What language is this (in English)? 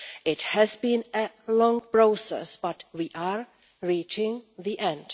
English